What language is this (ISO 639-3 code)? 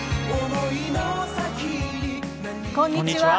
jpn